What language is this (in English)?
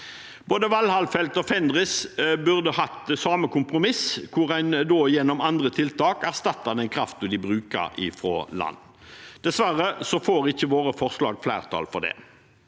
Norwegian